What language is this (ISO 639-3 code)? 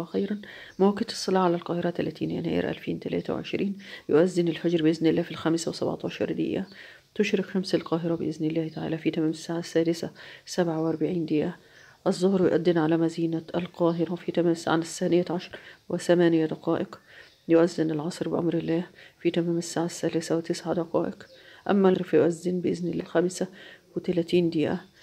ara